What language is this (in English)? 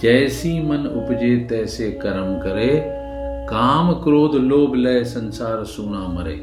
Hindi